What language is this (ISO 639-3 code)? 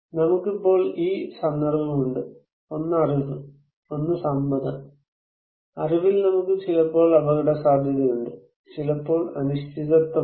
mal